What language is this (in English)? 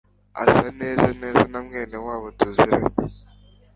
Kinyarwanda